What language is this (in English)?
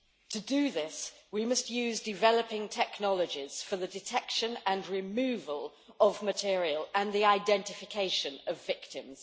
English